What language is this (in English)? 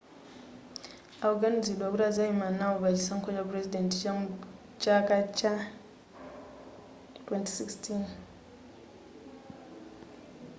Nyanja